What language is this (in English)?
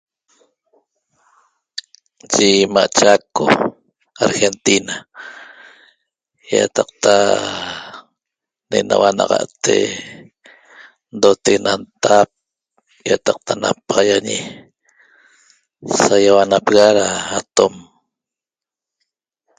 Toba